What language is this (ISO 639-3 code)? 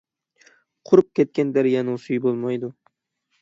uig